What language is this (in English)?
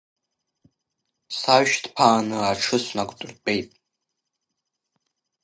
Abkhazian